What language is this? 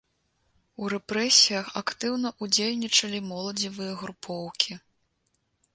Belarusian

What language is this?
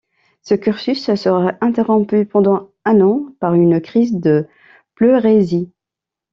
French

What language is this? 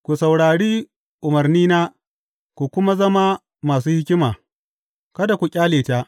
Hausa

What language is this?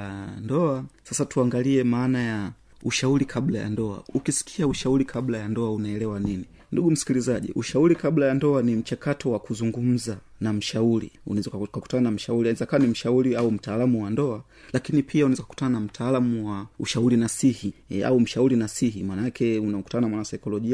Swahili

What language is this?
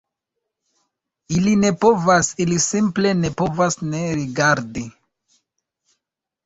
Esperanto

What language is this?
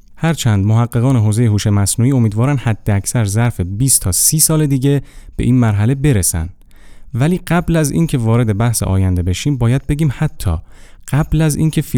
Persian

